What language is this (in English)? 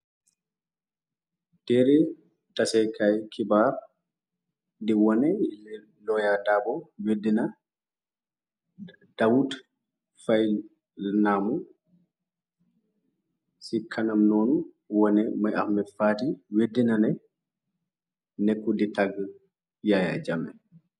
Wolof